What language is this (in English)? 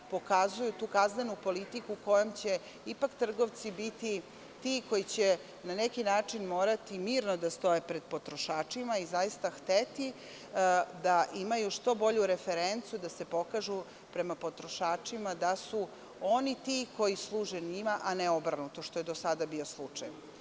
Serbian